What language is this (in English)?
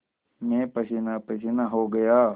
Hindi